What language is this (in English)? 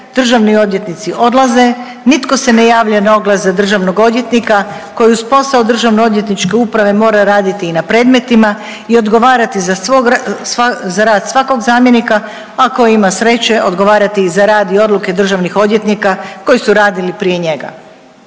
Croatian